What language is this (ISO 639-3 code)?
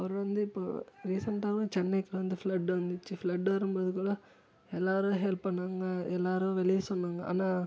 tam